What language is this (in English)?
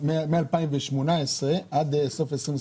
Hebrew